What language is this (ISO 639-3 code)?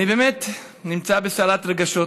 heb